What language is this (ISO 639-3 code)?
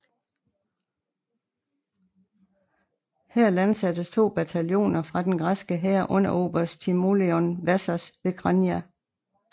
dan